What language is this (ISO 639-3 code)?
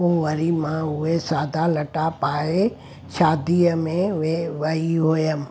snd